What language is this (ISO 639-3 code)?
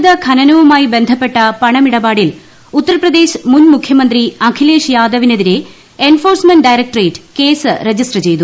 mal